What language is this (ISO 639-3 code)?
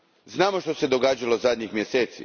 hrv